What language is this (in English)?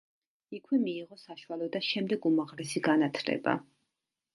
Georgian